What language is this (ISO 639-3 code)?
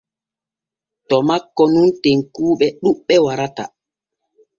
fue